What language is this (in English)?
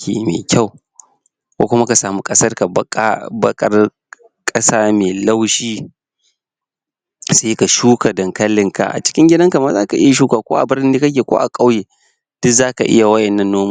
Hausa